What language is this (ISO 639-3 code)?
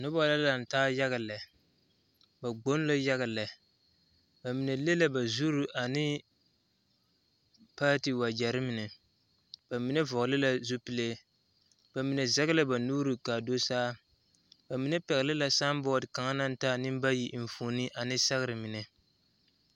dga